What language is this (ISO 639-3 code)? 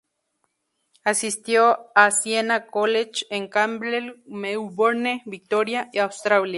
spa